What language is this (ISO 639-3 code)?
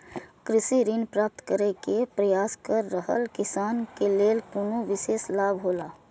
mai